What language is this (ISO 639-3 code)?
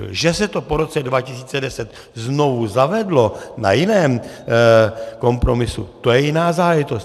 ces